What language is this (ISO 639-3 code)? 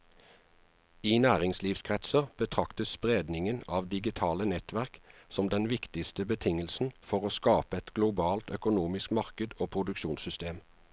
nor